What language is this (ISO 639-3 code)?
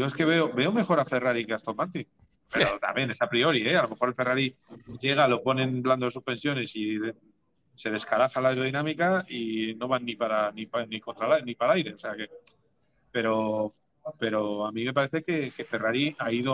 spa